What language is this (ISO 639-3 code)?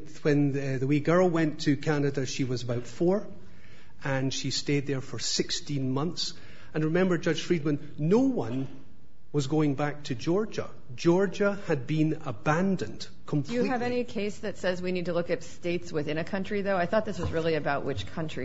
eng